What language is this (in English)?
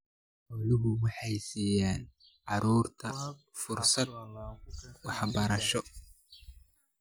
Somali